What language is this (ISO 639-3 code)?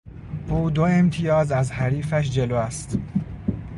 fas